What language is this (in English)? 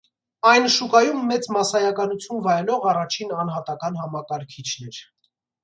Armenian